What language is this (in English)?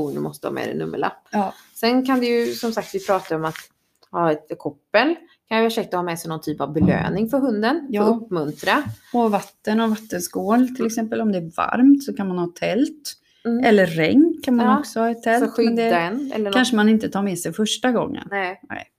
Swedish